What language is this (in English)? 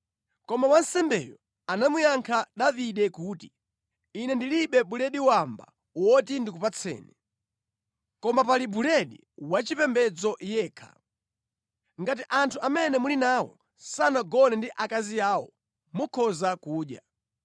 Nyanja